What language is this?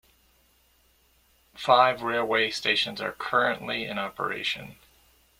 English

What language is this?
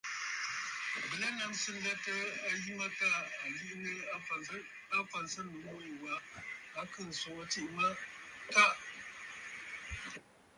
Bafut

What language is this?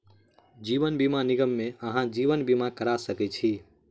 Maithili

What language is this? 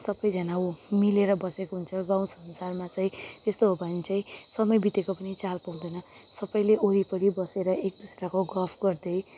Nepali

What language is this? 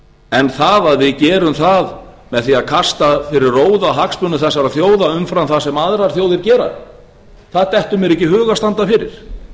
Icelandic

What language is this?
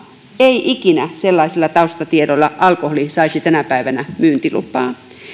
Finnish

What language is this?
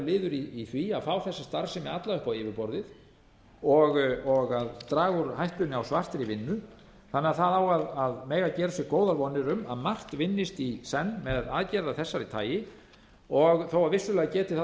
Icelandic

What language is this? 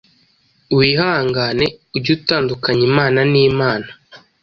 Kinyarwanda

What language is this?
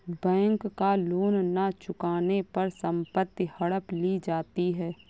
Hindi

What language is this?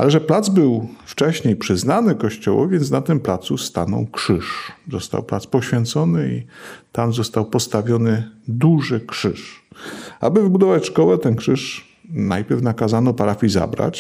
Polish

